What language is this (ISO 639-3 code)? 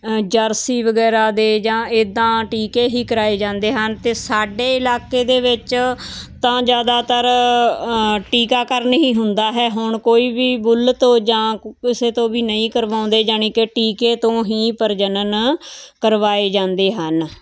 pan